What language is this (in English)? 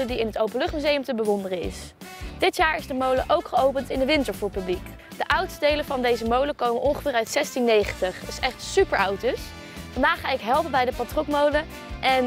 Dutch